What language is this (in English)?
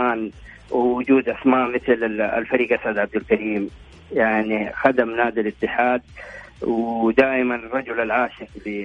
Arabic